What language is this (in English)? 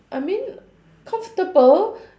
English